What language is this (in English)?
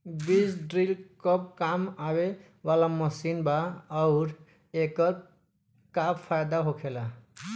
Bhojpuri